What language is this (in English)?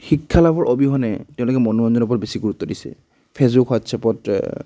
Assamese